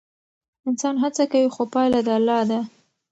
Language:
Pashto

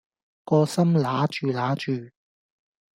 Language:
Cantonese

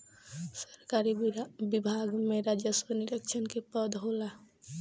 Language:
Bhojpuri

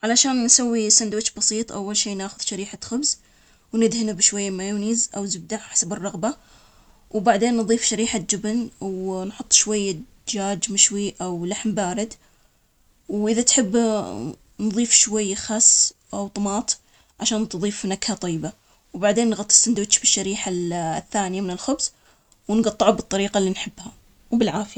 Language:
Omani Arabic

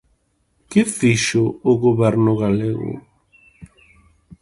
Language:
Galician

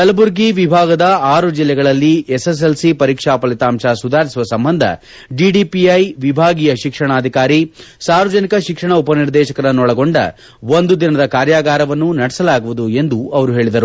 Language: Kannada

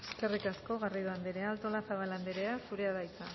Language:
Basque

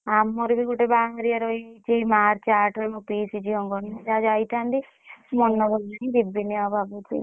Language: Odia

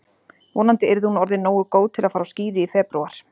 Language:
Icelandic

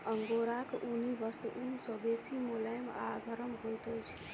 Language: Maithili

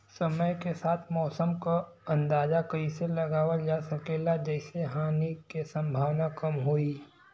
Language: Bhojpuri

